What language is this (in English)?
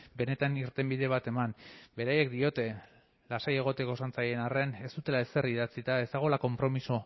Basque